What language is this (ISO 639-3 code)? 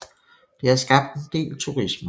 dan